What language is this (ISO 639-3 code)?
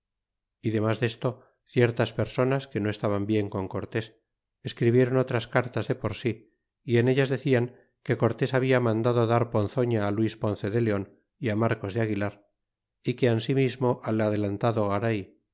spa